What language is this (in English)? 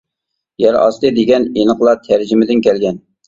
Uyghur